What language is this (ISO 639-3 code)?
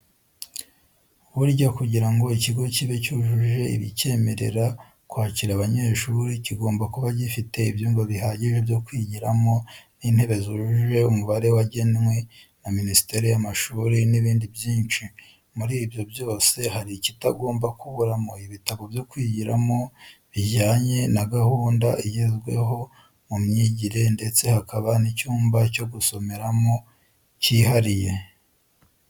kin